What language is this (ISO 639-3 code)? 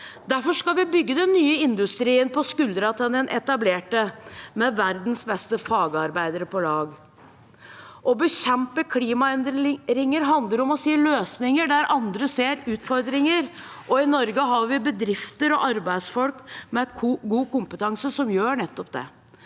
nor